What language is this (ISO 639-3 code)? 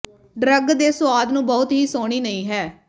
pan